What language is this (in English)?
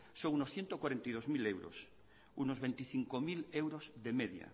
Spanish